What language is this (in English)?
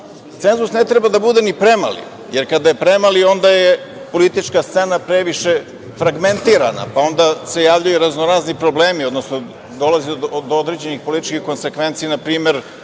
Serbian